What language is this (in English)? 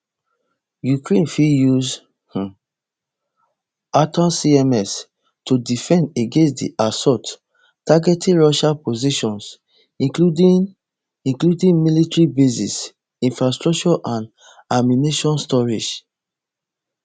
Nigerian Pidgin